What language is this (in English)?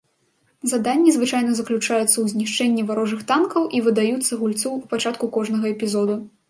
Belarusian